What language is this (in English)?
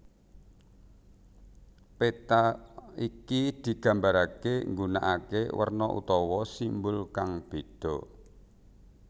Javanese